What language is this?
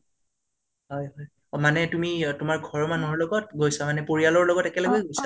Assamese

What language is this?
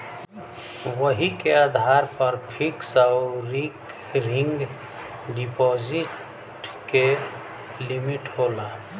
Bhojpuri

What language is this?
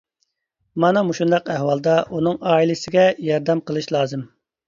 Uyghur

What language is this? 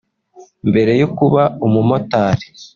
Kinyarwanda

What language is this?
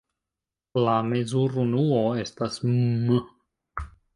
Esperanto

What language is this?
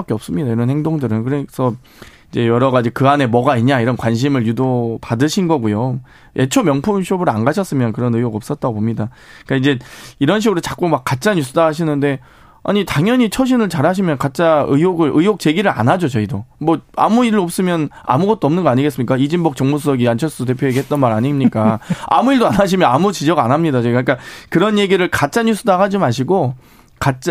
Korean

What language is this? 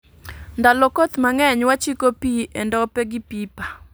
Luo (Kenya and Tanzania)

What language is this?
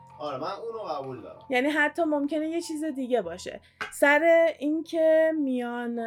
Persian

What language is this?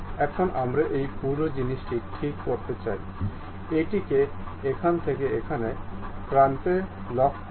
Bangla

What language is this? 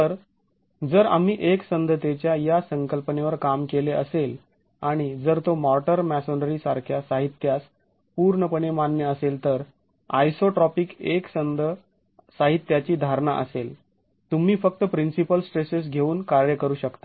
Marathi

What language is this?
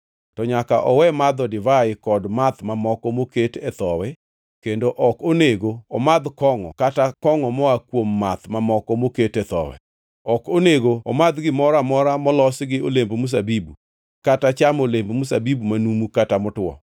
Luo (Kenya and Tanzania)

